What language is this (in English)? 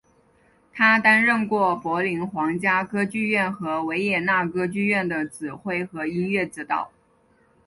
Chinese